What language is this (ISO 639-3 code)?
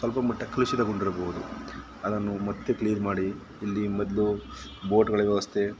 kan